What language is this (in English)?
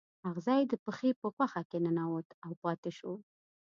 Pashto